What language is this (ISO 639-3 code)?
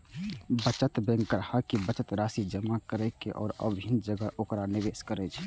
mai